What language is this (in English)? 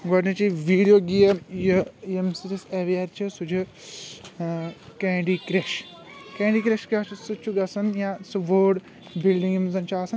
Kashmiri